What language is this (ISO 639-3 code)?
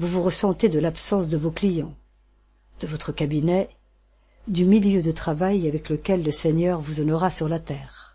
fra